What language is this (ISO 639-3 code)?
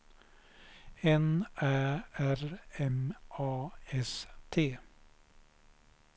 swe